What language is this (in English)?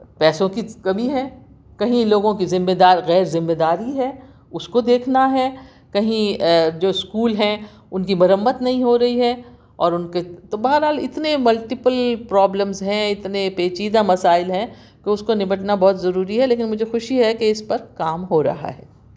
Urdu